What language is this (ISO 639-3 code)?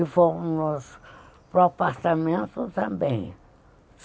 por